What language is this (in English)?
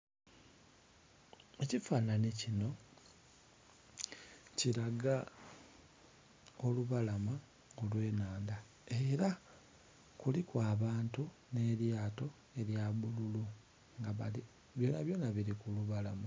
Soga